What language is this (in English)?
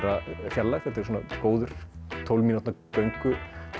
Icelandic